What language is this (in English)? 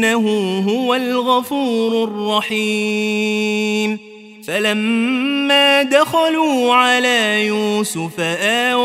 Arabic